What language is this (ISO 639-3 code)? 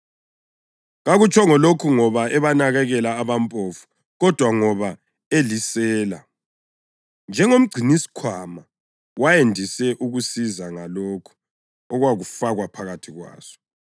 nde